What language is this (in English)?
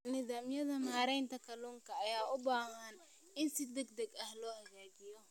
Somali